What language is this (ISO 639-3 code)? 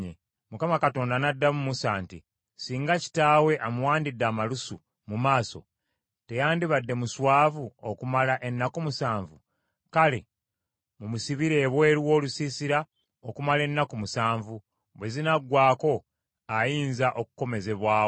lug